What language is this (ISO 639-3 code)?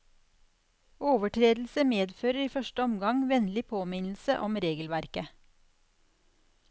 nor